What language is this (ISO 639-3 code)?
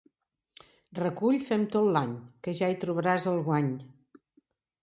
cat